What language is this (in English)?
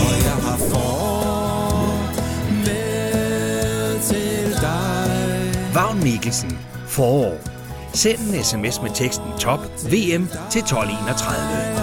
Danish